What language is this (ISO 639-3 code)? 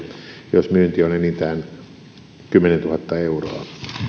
fin